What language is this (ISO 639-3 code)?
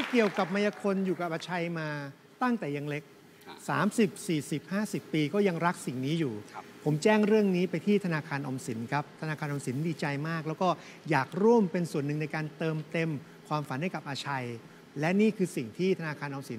tha